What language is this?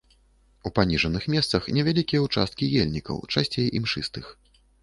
Belarusian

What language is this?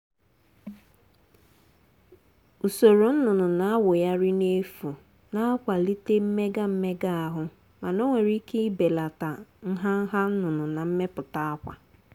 Igbo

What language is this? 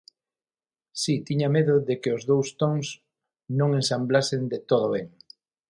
Galician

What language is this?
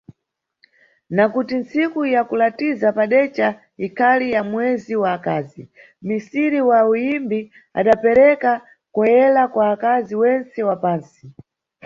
Nyungwe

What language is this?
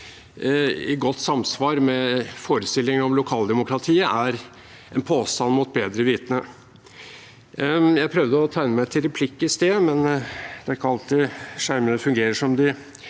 Norwegian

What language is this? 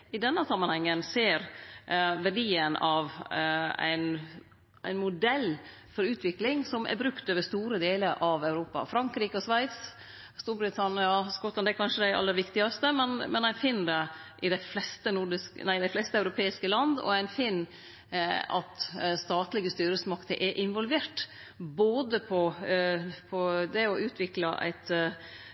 Norwegian Nynorsk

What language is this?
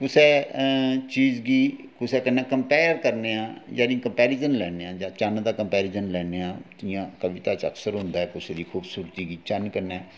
Dogri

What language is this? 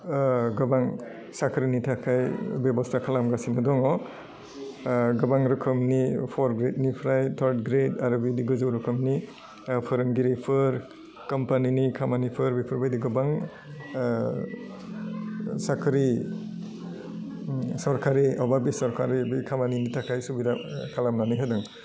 Bodo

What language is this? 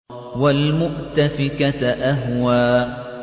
Arabic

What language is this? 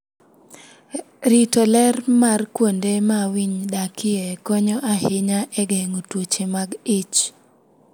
Luo (Kenya and Tanzania)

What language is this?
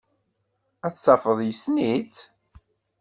Kabyle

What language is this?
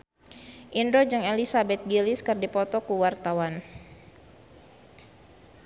Sundanese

